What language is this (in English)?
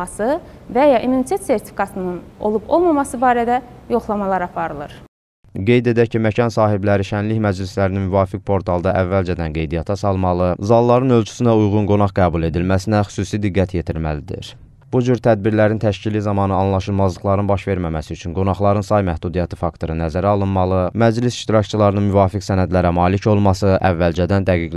Turkish